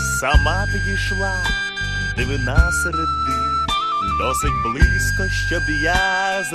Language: Ukrainian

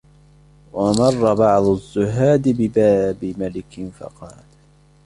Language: Arabic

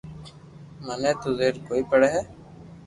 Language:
Loarki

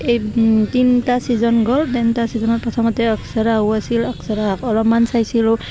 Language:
Assamese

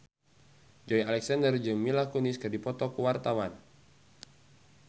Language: Sundanese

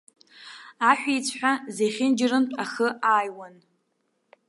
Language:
Abkhazian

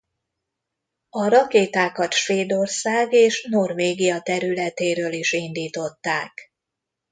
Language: Hungarian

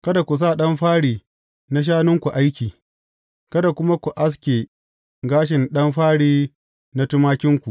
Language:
Hausa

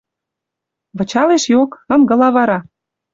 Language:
Western Mari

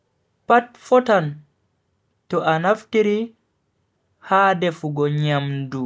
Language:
Bagirmi Fulfulde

